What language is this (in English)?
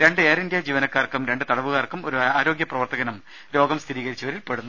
Malayalam